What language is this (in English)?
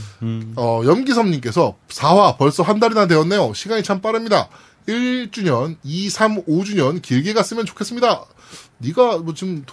Korean